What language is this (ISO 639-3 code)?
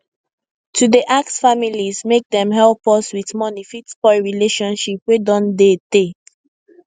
pcm